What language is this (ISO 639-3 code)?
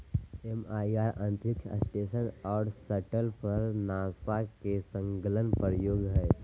mag